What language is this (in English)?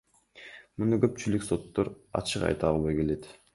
Kyrgyz